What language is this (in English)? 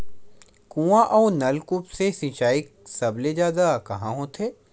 Chhattisgarhi